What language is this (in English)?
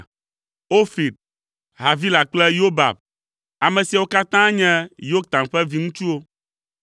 Ewe